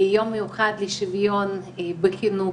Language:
Hebrew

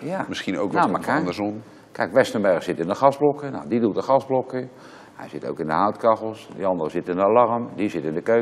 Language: Dutch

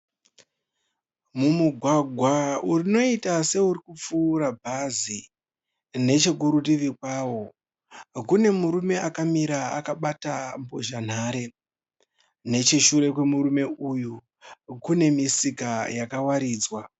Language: Shona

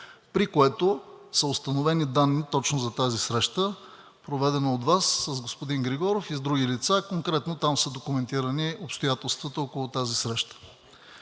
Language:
Bulgarian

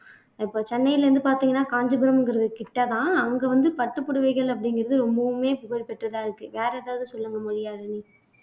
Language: Tamil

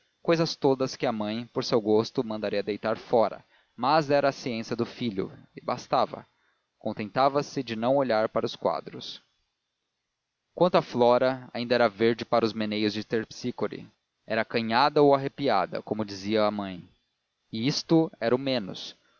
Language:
Portuguese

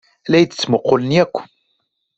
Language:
Kabyle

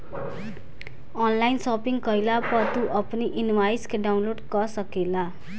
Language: Bhojpuri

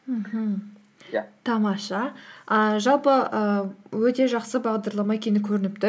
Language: Kazakh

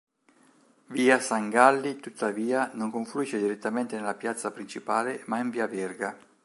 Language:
Italian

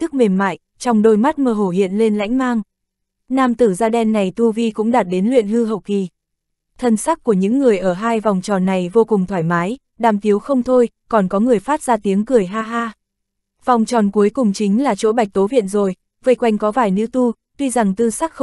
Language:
Vietnamese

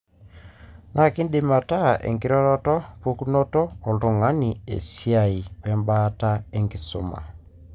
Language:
Masai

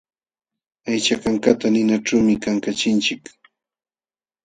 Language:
Jauja Wanca Quechua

